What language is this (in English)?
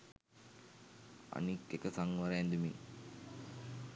Sinhala